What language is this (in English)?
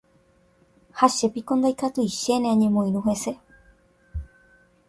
Guarani